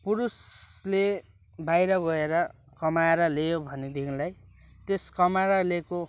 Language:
Nepali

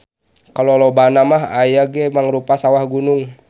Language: Sundanese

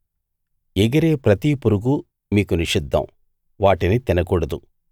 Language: Telugu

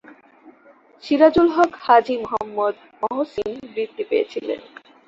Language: Bangla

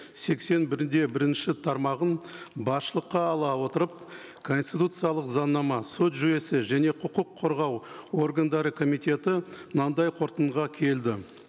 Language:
Kazakh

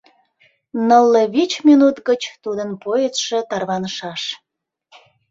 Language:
Mari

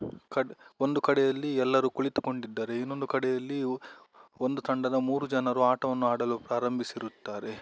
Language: Kannada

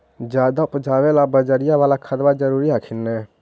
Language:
Magahi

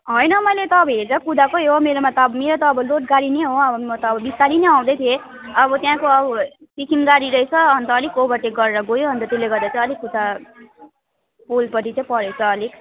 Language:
Nepali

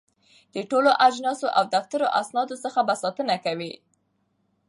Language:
Pashto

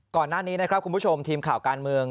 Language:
Thai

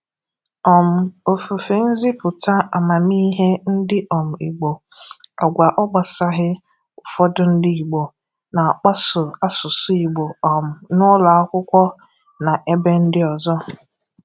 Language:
Igbo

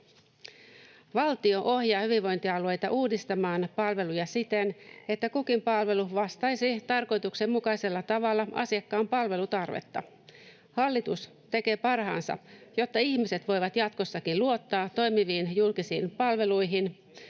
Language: Finnish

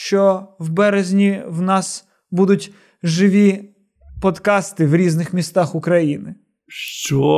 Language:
Ukrainian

